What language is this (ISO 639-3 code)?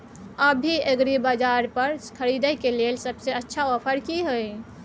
mai